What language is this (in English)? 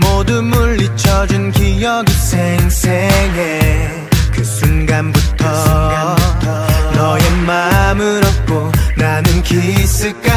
Korean